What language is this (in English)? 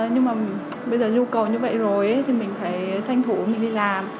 Vietnamese